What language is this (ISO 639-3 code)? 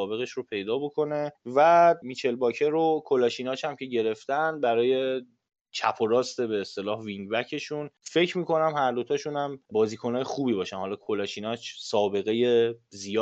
fas